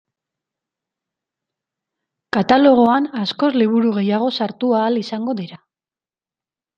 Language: Basque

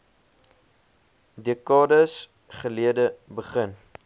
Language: Afrikaans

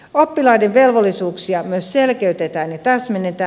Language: Finnish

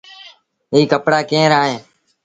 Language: Sindhi Bhil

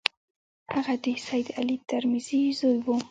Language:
Pashto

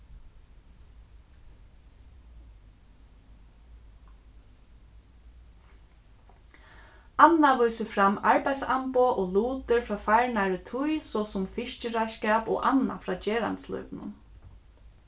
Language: Faroese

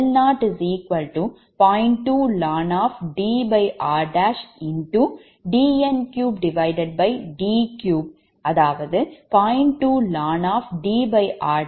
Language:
Tamil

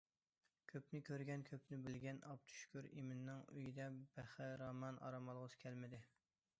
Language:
Uyghur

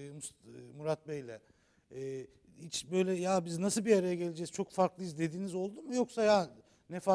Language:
Turkish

